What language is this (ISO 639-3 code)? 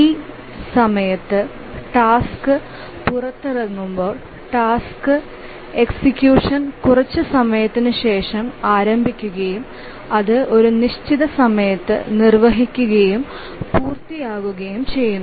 mal